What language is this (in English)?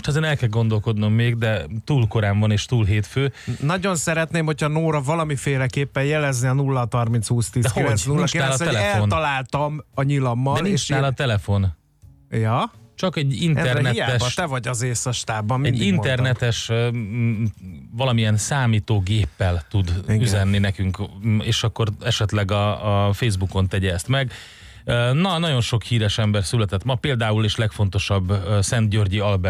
Hungarian